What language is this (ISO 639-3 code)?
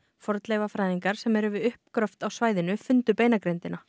isl